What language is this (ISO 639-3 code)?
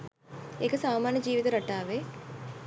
sin